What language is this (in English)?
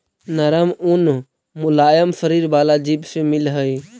Magahi